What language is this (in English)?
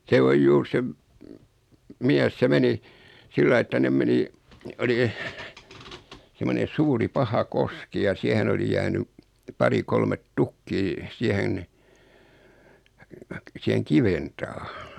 Finnish